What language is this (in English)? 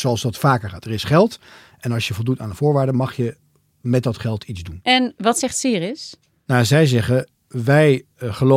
Dutch